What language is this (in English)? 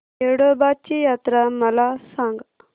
Marathi